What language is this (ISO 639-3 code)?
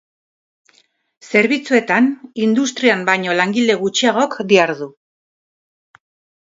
eus